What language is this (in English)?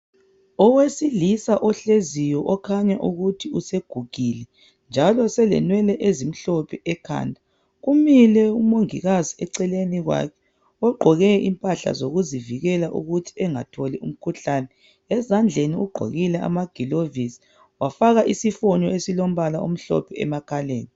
North Ndebele